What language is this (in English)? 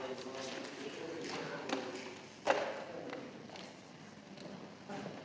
Slovenian